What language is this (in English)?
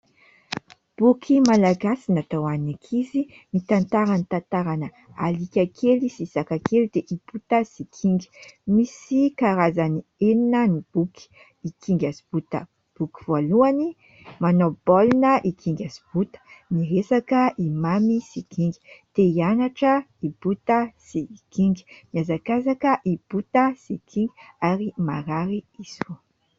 Malagasy